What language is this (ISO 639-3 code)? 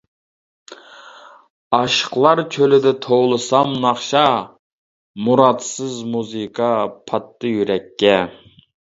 uig